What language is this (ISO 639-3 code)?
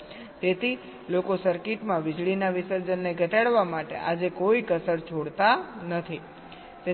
guj